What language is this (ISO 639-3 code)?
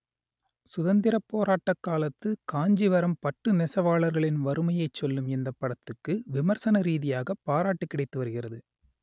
tam